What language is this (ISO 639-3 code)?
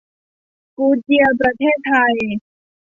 tha